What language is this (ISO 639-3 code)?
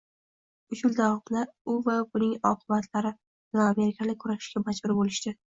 uzb